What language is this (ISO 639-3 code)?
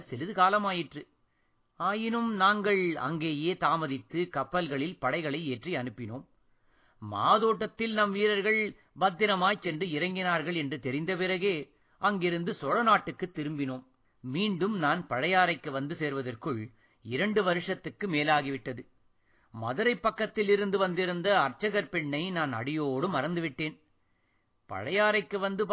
tam